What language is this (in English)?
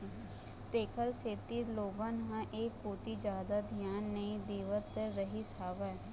Chhattisgarhi